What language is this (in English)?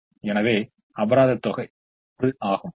Tamil